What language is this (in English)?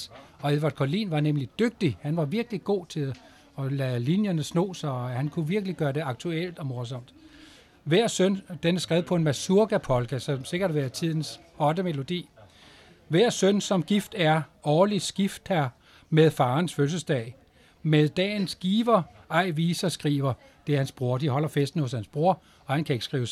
Danish